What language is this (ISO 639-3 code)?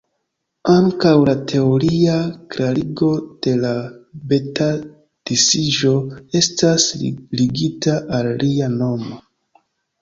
epo